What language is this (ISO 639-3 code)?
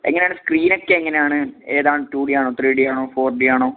mal